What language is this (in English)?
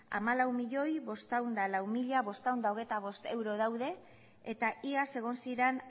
Basque